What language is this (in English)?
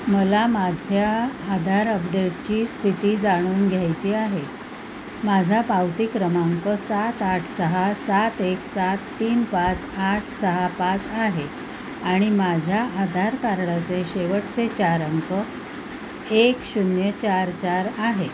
Marathi